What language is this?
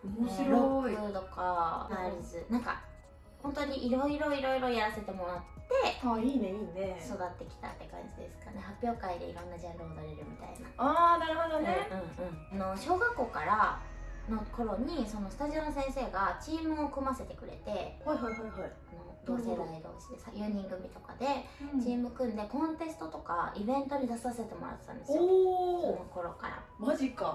Japanese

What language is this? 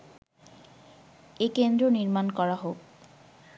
Bangla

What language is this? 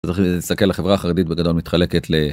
Hebrew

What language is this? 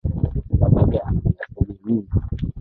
Swahili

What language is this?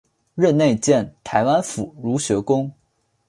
Chinese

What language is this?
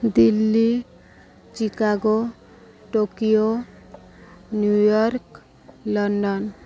Odia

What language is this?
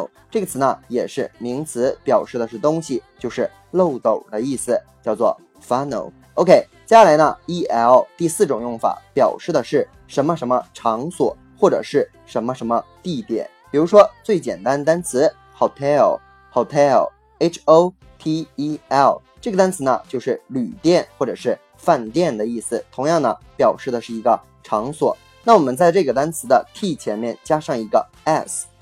Chinese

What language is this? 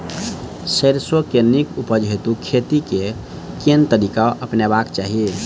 Maithili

